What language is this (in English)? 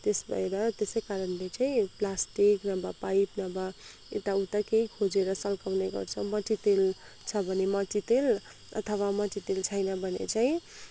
Nepali